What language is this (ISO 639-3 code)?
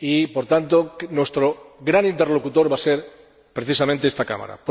spa